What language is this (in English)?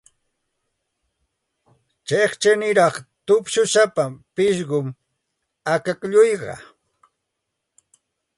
Santa Ana de Tusi Pasco Quechua